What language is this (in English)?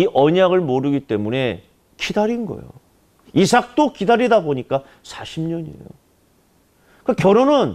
Korean